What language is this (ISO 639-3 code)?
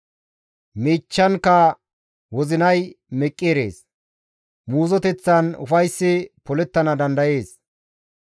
gmv